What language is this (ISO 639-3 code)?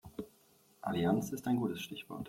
deu